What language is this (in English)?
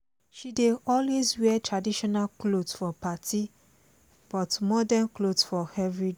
Nigerian Pidgin